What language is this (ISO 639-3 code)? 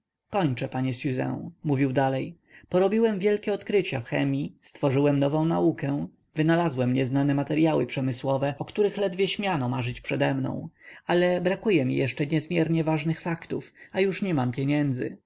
pol